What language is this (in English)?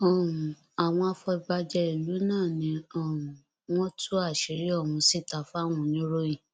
Yoruba